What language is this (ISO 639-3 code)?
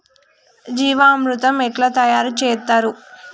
tel